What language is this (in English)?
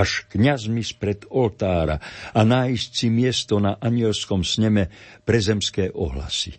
Slovak